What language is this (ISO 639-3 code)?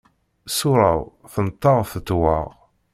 kab